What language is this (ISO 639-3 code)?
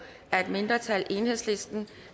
dan